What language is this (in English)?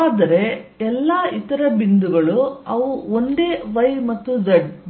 Kannada